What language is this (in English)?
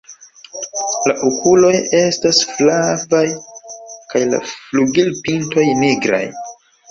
Esperanto